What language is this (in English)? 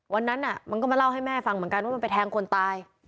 Thai